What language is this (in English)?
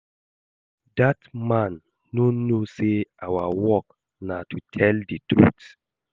Nigerian Pidgin